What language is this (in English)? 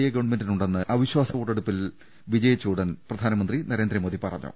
Malayalam